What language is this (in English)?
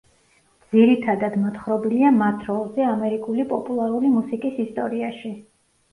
Georgian